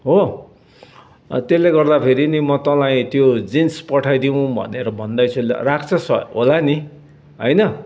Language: Nepali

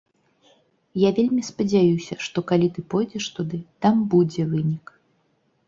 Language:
Belarusian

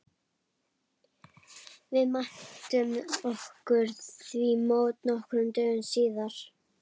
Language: Icelandic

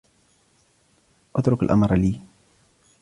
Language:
Arabic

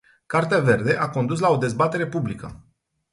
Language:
Romanian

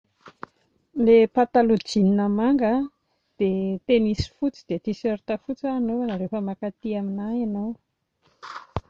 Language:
Malagasy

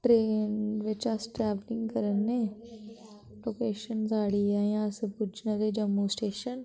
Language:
Dogri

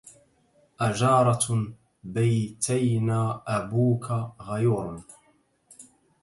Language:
Arabic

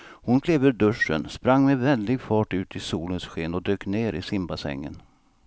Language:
Swedish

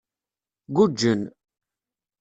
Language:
Kabyle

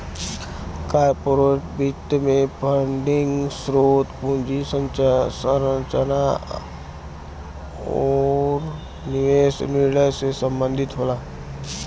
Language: Bhojpuri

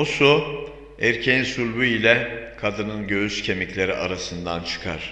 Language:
Turkish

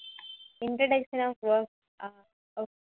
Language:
Tamil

